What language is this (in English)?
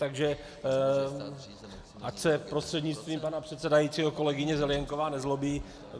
Czech